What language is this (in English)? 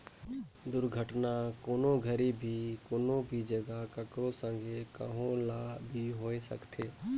Chhattisgarhi